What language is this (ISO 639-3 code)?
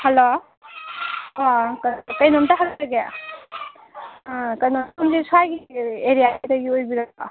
mni